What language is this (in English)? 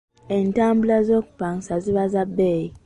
Ganda